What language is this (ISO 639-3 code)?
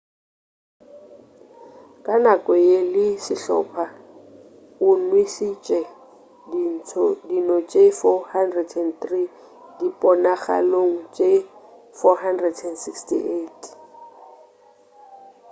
nso